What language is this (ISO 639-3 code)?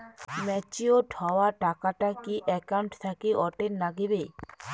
ben